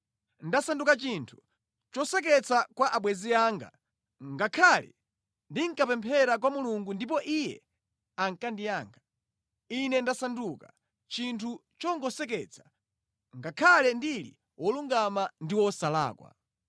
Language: Nyanja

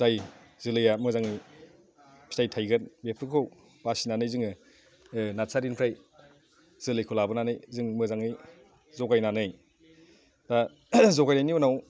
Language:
Bodo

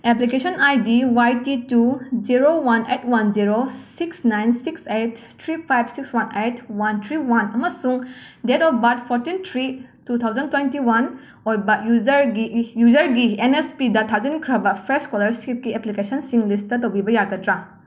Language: Manipuri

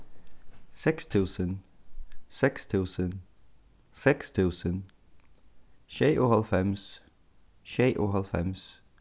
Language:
Faroese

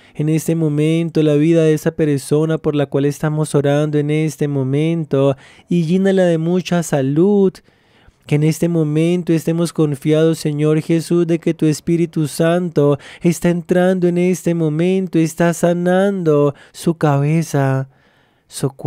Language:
Spanish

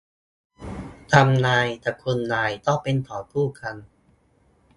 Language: Thai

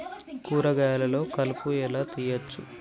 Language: Telugu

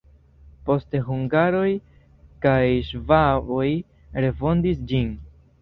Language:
Esperanto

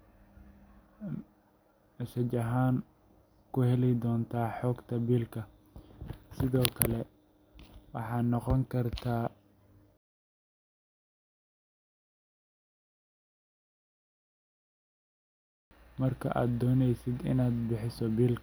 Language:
Somali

